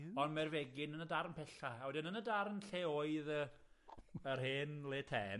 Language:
Welsh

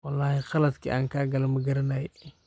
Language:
Somali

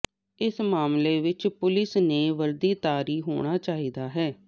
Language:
Punjabi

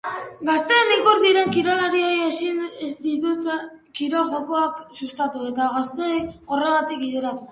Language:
Basque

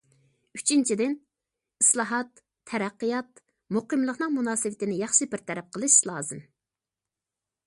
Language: Uyghur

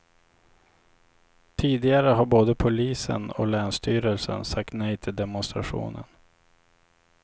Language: Swedish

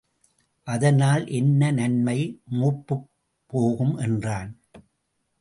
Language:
Tamil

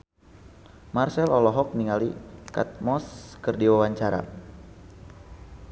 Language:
Sundanese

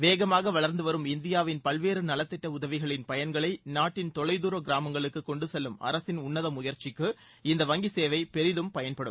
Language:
Tamil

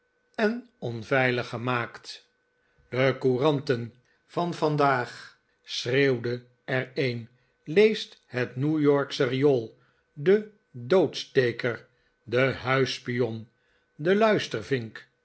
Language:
Dutch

